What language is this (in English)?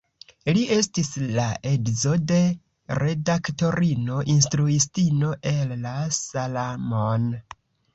Esperanto